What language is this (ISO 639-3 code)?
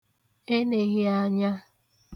ibo